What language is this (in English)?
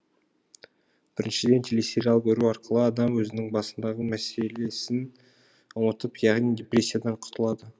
Kazakh